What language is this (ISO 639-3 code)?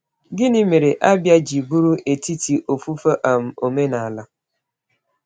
ibo